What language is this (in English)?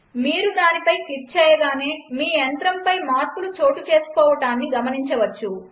Telugu